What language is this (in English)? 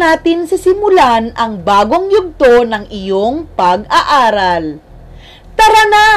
Filipino